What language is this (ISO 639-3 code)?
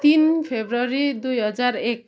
nep